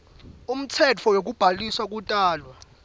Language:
Swati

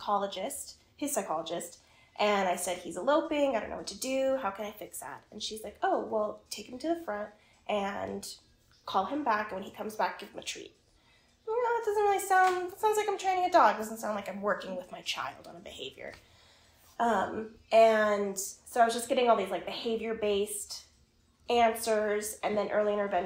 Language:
English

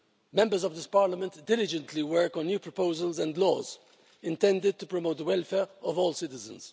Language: English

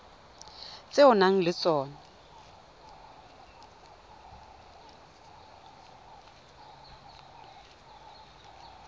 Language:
Tswana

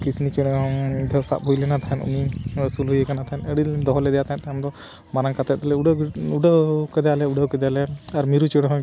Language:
Santali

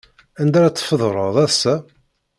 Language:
Kabyle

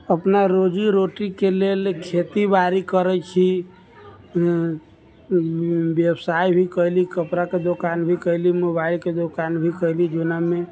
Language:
Maithili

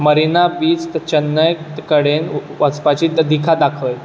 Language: Konkani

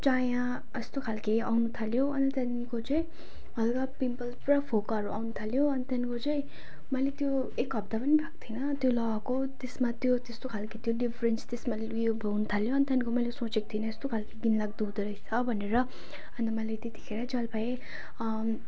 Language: Nepali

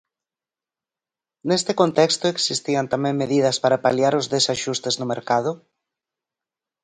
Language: Galician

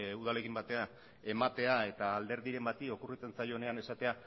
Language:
Basque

